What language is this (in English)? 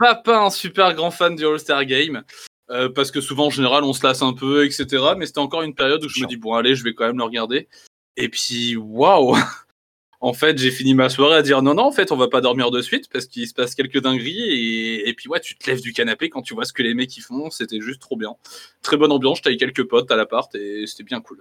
French